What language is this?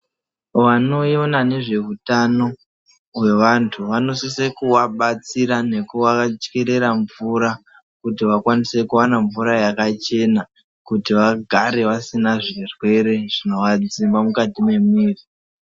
Ndau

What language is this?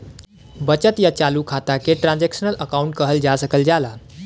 Bhojpuri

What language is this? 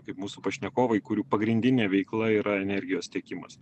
Lithuanian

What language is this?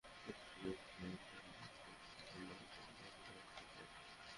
Bangla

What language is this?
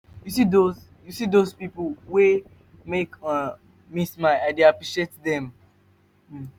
Nigerian Pidgin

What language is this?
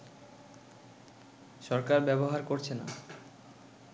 Bangla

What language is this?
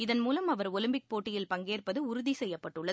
Tamil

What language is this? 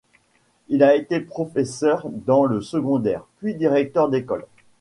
French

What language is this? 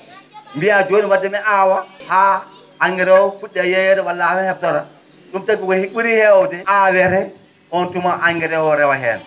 Fula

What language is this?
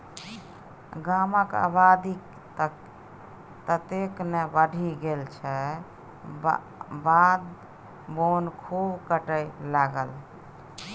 Maithili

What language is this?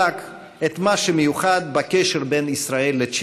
Hebrew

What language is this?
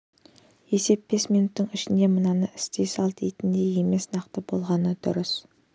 Kazakh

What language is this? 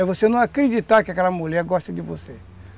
Portuguese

